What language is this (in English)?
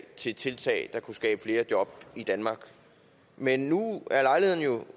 Danish